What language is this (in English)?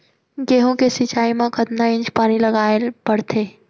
Chhattisgarhi